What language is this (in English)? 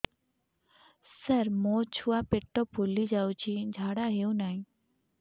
Odia